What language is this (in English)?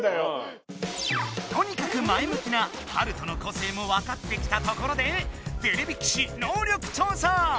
Japanese